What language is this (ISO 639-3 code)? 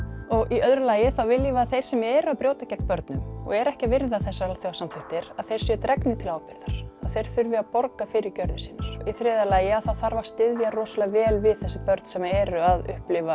isl